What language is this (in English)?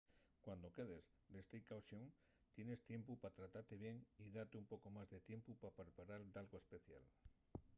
Asturian